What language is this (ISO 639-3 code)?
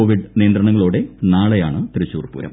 mal